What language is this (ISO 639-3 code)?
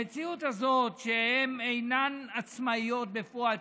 heb